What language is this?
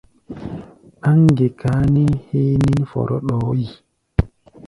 Gbaya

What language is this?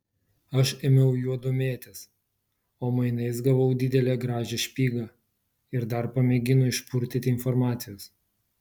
Lithuanian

